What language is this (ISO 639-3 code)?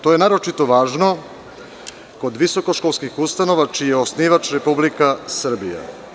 srp